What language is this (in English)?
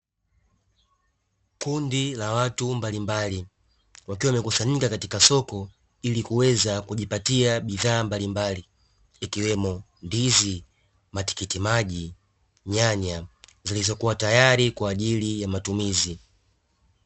Swahili